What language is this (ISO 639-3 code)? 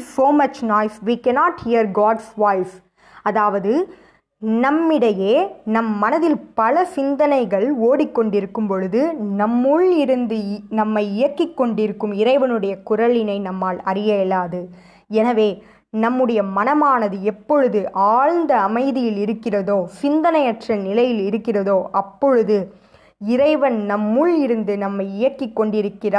tam